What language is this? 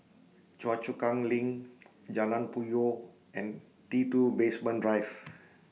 English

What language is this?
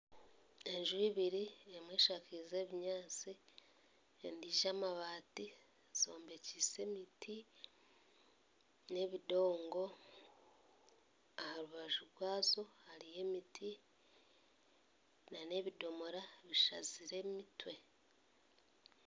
Nyankole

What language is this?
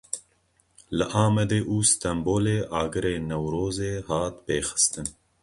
Kurdish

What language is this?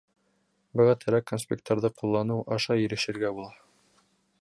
Bashkir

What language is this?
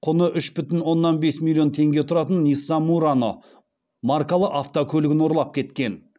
Kazakh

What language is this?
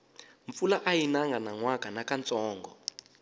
Tsonga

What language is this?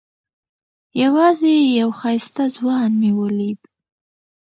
Pashto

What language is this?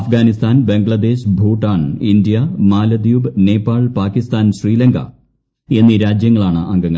Malayalam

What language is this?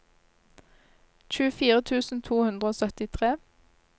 Norwegian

